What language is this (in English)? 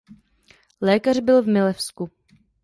Czech